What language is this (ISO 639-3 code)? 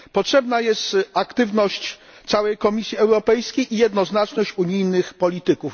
pol